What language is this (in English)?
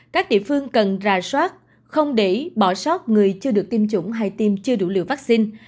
Vietnamese